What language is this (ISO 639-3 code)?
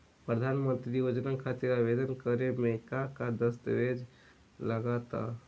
bho